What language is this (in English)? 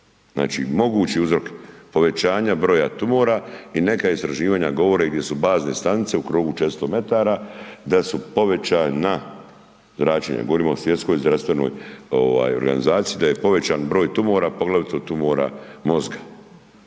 Croatian